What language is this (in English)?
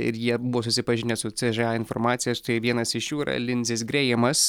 Lithuanian